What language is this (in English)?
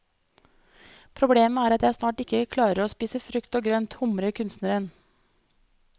Norwegian